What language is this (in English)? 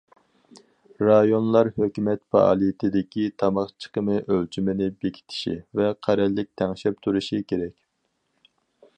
Uyghur